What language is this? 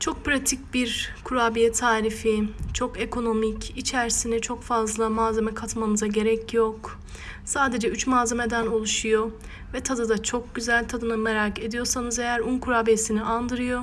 Turkish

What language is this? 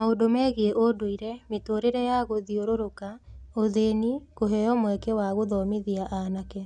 Kikuyu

